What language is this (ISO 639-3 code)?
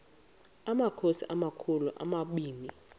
xho